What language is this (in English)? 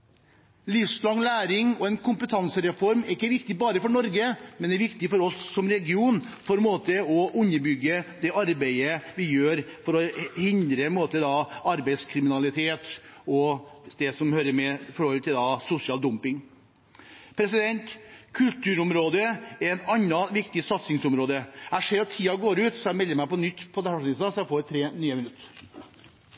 Norwegian Bokmål